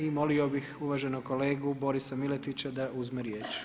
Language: Croatian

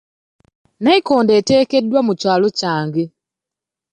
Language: Ganda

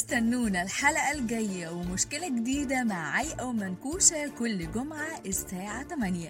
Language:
Arabic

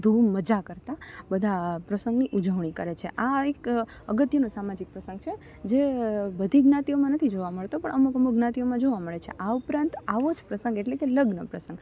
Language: Gujarati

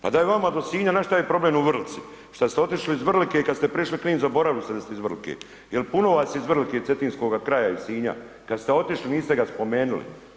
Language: Croatian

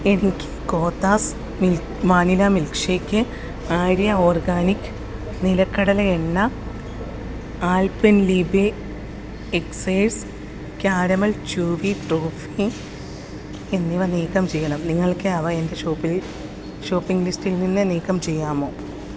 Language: Malayalam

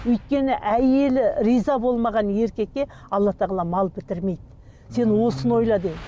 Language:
Kazakh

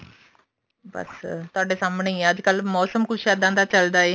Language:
Punjabi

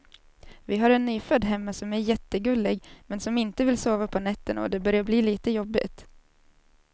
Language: Swedish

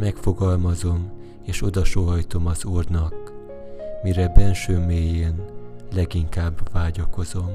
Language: Hungarian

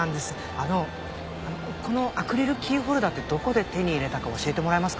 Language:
Japanese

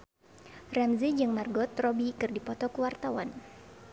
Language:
Sundanese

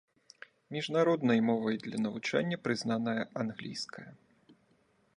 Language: Belarusian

